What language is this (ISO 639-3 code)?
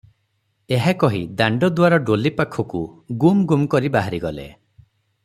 ori